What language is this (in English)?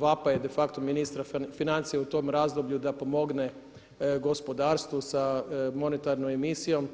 Croatian